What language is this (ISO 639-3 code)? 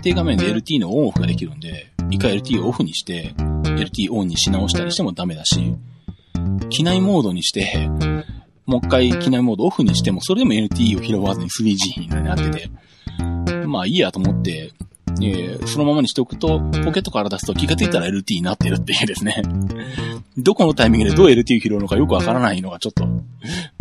jpn